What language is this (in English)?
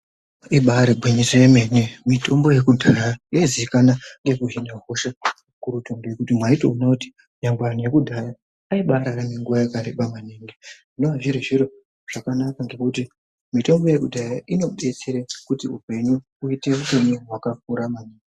Ndau